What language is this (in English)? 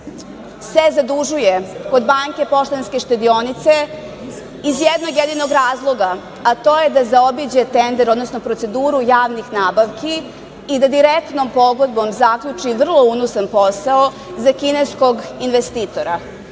Serbian